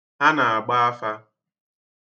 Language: Igbo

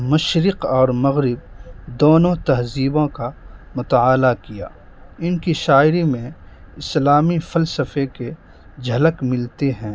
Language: Urdu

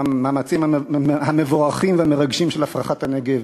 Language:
Hebrew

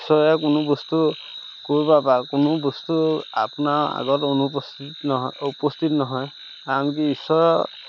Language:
Assamese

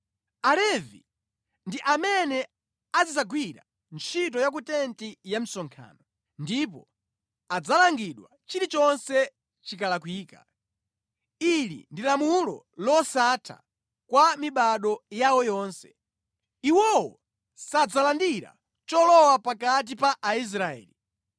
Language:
Nyanja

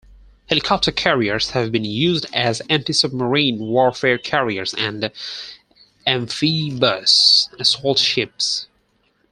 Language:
English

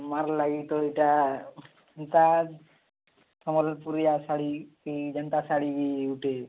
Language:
Odia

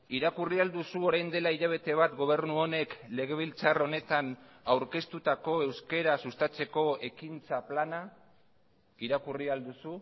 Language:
Basque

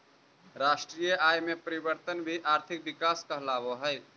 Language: Magahi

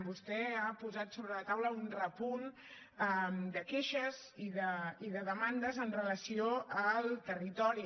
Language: Catalan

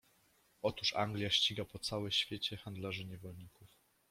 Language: Polish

